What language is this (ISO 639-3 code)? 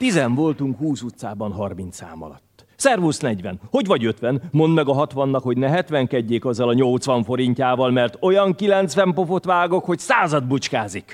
hun